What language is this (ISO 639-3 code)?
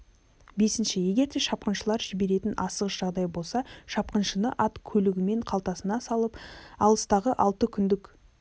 kaz